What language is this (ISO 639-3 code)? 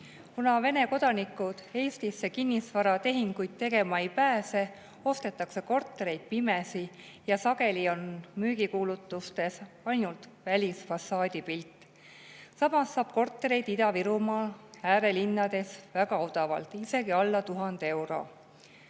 est